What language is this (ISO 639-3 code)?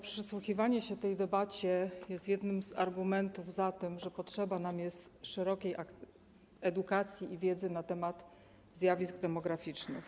pol